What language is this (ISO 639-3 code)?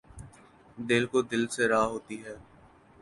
urd